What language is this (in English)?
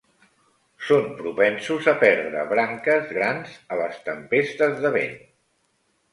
Catalan